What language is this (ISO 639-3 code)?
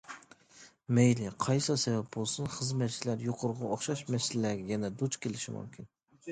uig